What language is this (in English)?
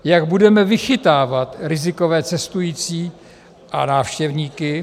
Czech